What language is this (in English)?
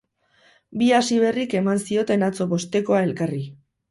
Basque